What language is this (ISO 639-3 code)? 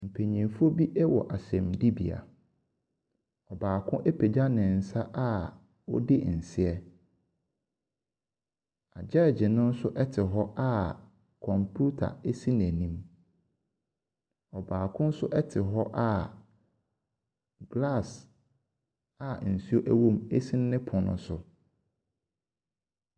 aka